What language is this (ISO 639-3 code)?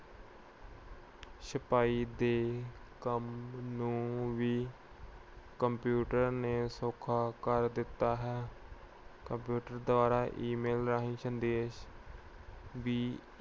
pan